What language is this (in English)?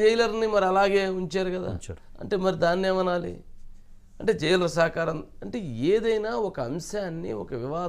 Romanian